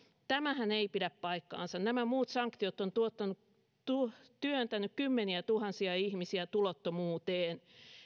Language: Finnish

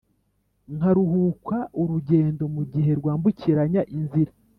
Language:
Kinyarwanda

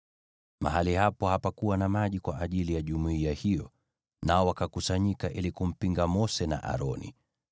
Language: Swahili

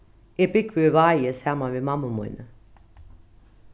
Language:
Faroese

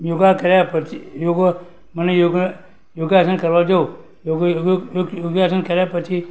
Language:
Gujarati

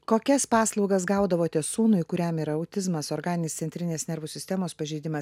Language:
Lithuanian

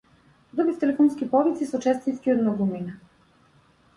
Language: Macedonian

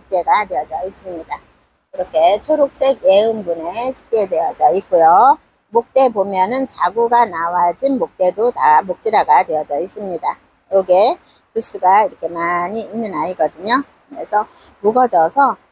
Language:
Korean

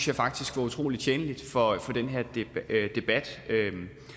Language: Danish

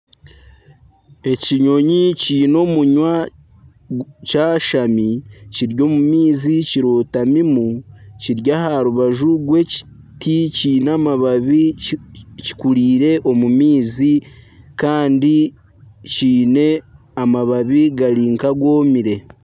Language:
Nyankole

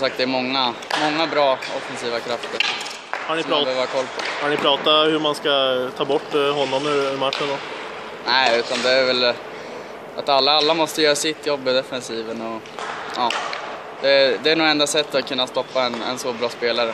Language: Swedish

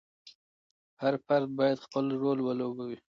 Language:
Pashto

